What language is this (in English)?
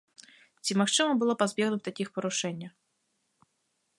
Belarusian